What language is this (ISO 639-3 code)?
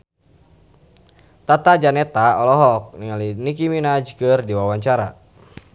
sun